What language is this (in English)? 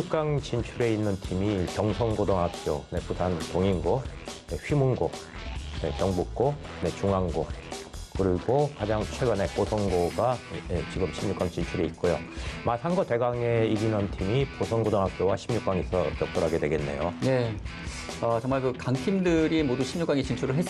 Korean